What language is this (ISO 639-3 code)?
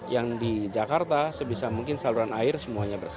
ind